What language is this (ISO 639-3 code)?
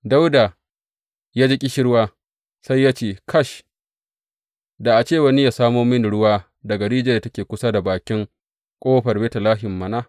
hau